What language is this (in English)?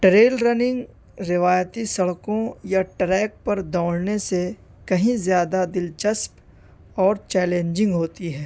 Urdu